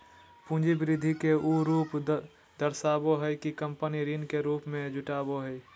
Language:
Magahi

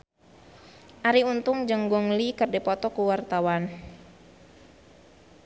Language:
Sundanese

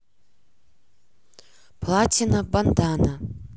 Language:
Russian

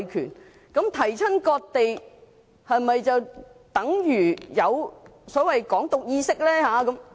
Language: Cantonese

